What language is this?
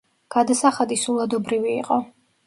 Georgian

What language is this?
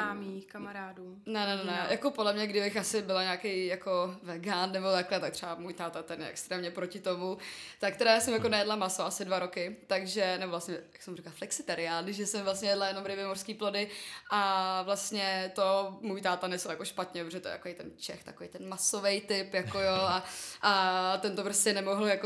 Czech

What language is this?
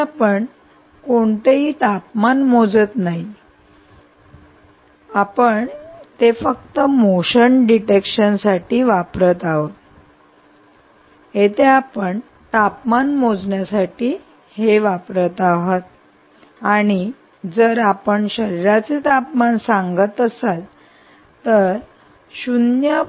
Marathi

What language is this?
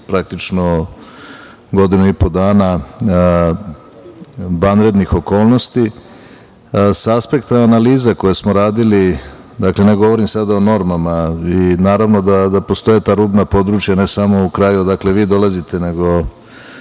Serbian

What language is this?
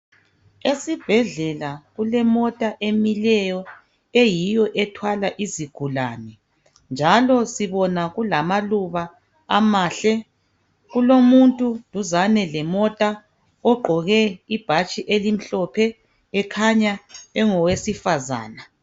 North Ndebele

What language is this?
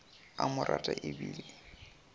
Northern Sotho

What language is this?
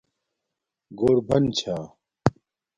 Domaaki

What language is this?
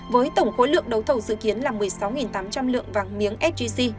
Vietnamese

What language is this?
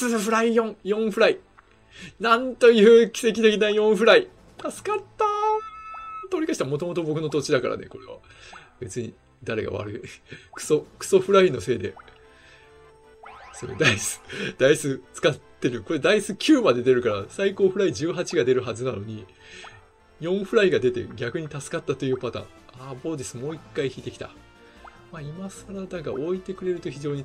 Japanese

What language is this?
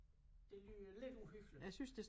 Danish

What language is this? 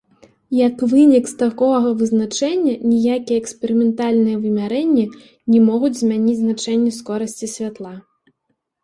Belarusian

